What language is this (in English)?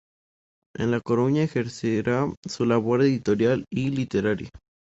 Spanish